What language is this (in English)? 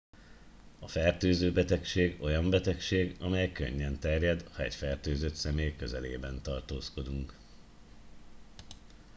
Hungarian